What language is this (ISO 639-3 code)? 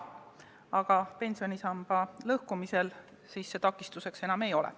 est